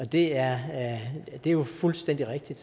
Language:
Danish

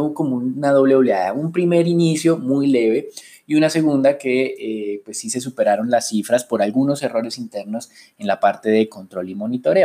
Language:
Spanish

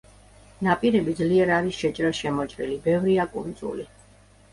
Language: Georgian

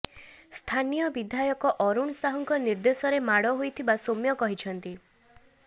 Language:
Odia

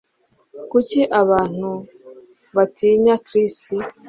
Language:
Kinyarwanda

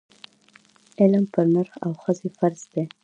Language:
Pashto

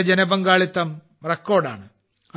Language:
Malayalam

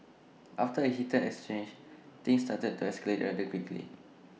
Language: English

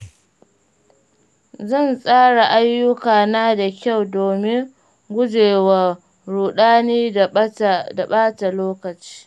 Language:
Hausa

